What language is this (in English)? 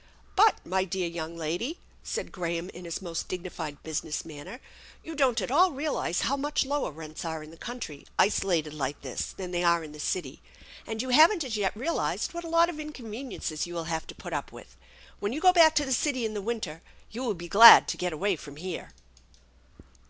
English